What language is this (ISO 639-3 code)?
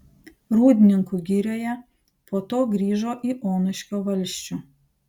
lit